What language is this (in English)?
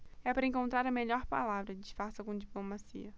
Portuguese